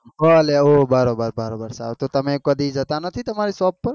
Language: Gujarati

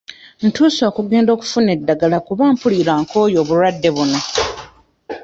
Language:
Ganda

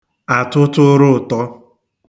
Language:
Igbo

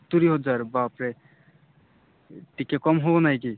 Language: Odia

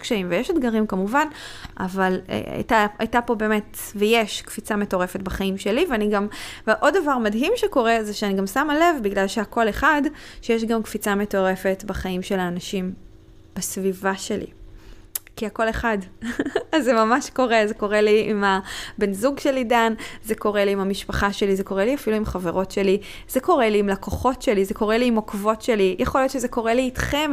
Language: Hebrew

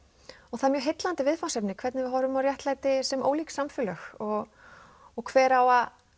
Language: Icelandic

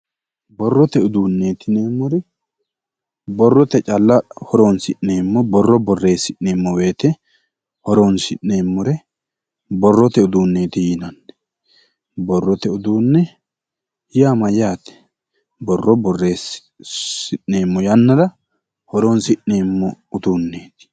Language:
Sidamo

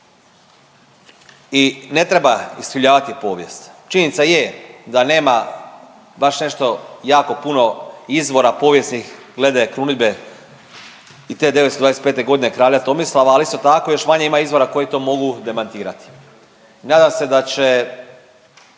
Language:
Croatian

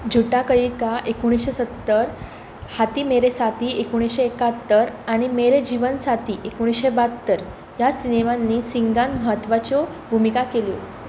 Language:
Konkani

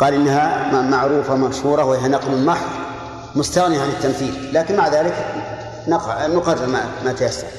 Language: Arabic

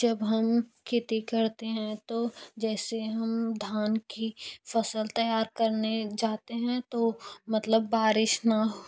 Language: Hindi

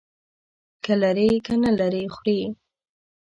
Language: Pashto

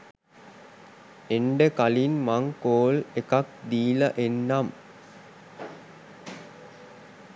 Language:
Sinhala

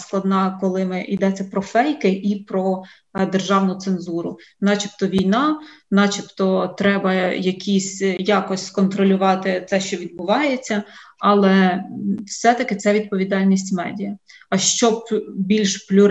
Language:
Ukrainian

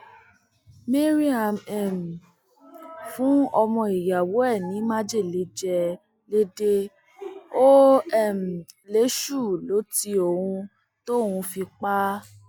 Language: Yoruba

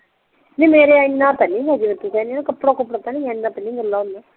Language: Punjabi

